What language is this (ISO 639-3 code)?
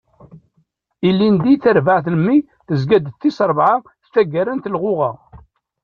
kab